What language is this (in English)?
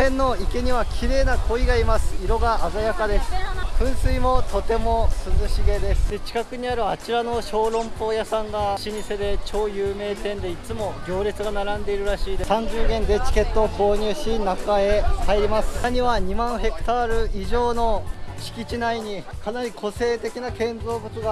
Japanese